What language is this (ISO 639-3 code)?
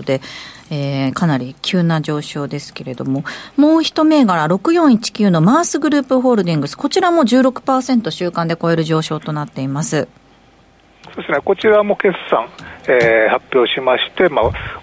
jpn